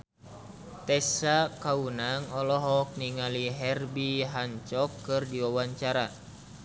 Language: Sundanese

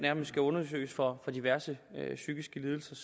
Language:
Danish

